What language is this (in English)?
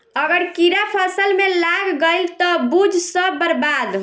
Bhojpuri